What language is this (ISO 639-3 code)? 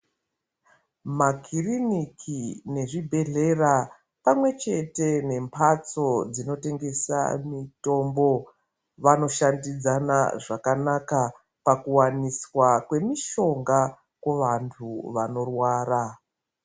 ndc